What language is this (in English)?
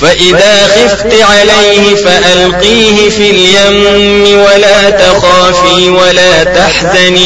Arabic